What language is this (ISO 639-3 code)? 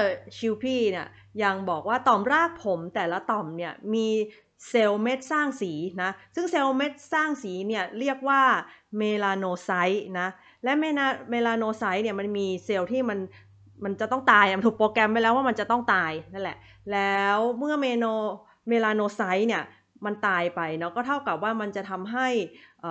tha